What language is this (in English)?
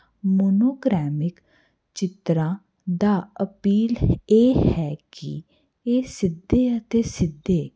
Punjabi